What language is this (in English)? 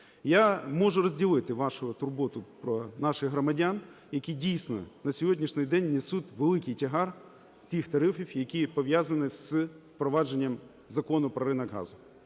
Ukrainian